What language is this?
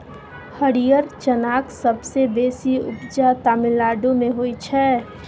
Maithili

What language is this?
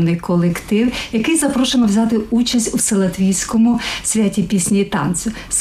Ukrainian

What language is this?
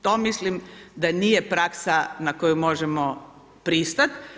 Croatian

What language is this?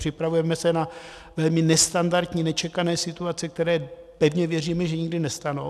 Czech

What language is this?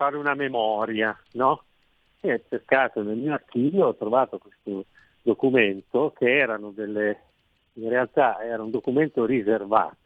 Italian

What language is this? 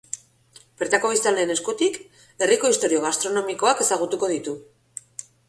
Basque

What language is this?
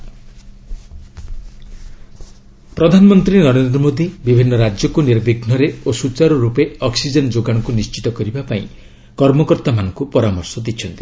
Odia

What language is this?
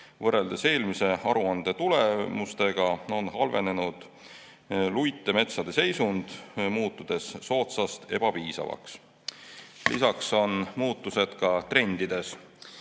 Estonian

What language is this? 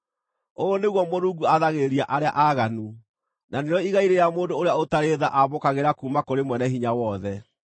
Kikuyu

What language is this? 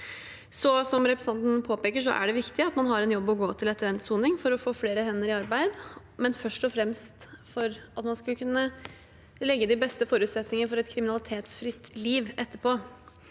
Norwegian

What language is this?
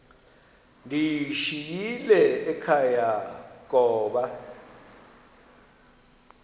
Xhosa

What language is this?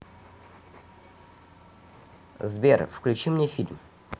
Russian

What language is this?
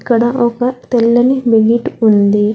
Telugu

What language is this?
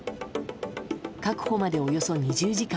Japanese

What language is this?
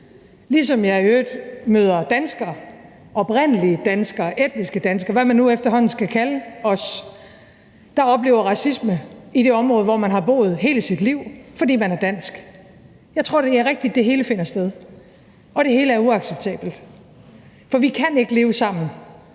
Danish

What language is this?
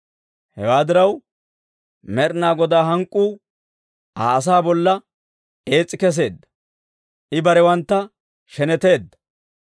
Dawro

